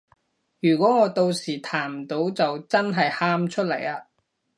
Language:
Cantonese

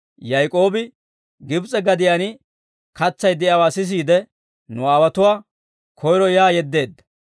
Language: Dawro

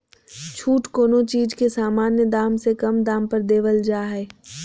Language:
Magahi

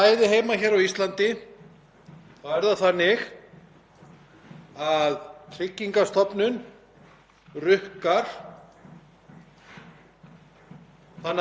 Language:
Icelandic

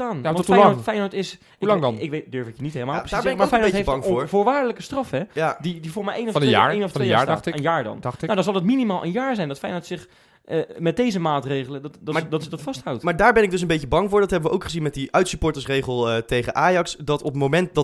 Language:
Dutch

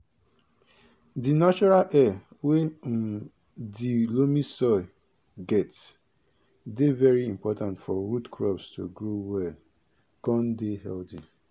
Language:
Nigerian Pidgin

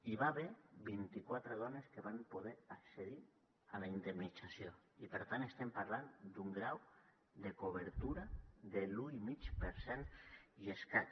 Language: Catalan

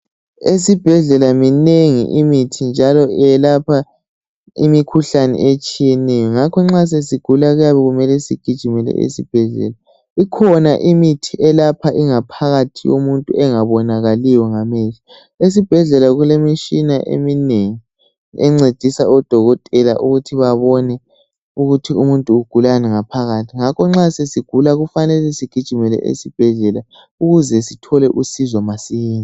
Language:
North Ndebele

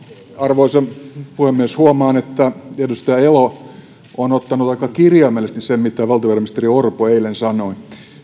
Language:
Finnish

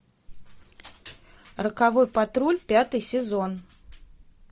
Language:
Russian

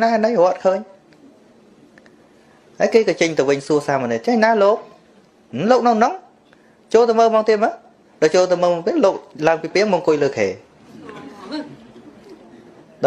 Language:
Vietnamese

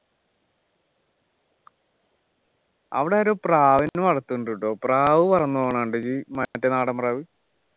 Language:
Malayalam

